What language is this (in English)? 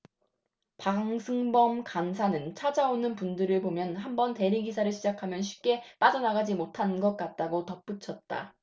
Korean